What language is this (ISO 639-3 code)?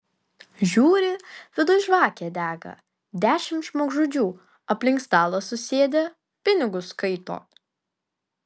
lit